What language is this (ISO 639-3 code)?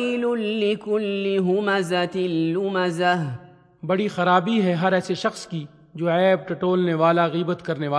urd